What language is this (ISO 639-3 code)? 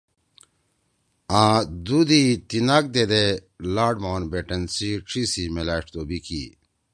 trw